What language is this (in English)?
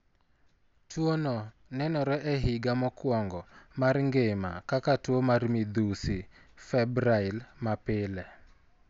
Luo (Kenya and Tanzania)